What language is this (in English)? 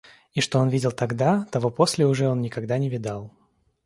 Russian